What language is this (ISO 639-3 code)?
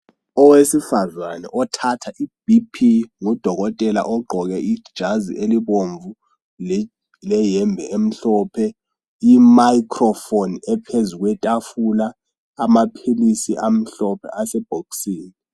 nde